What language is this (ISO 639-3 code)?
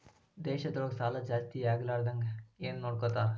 kan